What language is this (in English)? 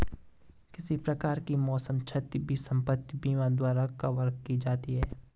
Hindi